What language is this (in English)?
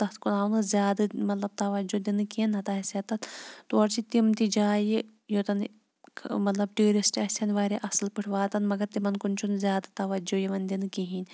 Kashmiri